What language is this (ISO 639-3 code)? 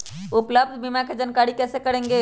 mag